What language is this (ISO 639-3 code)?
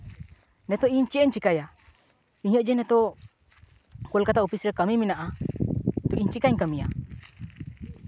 sat